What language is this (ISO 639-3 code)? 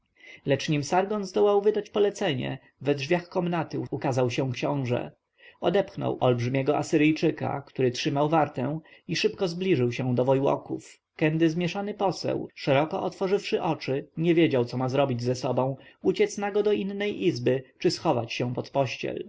pol